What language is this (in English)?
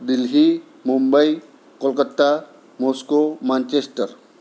Gujarati